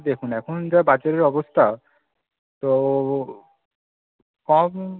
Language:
Bangla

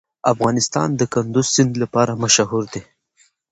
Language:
Pashto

